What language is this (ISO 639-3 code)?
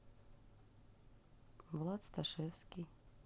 rus